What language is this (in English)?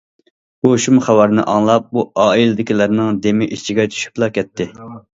Uyghur